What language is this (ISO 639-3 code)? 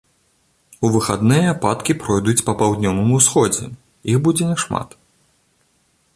bel